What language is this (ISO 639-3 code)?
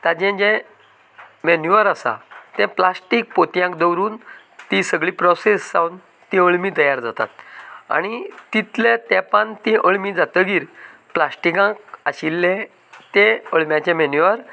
kok